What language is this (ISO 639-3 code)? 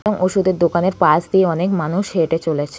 ben